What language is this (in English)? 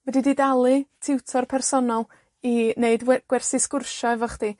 Welsh